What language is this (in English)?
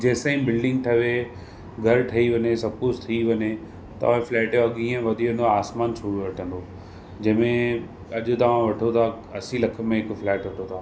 Sindhi